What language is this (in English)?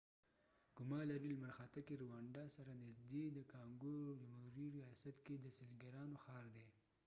Pashto